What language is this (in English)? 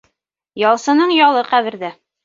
Bashkir